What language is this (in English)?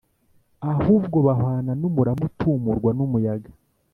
Kinyarwanda